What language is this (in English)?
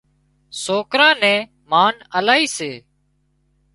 Wadiyara Koli